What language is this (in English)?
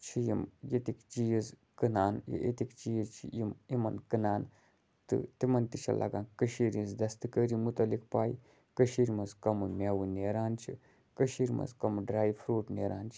Kashmiri